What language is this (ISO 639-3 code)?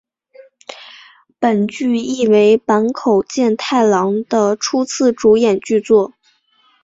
zho